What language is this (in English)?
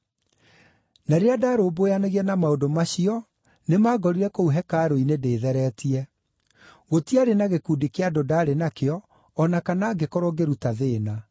Kikuyu